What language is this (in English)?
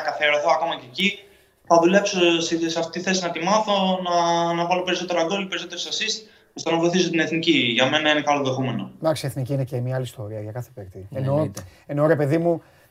Greek